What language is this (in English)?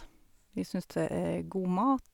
Norwegian